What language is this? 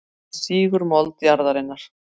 Icelandic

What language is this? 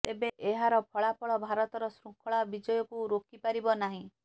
Odia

